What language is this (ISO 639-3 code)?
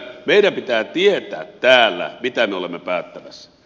fin